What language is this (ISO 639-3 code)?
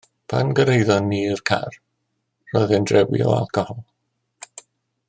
cym